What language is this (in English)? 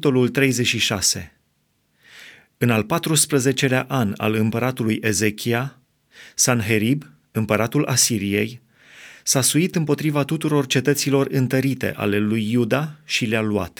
Romanian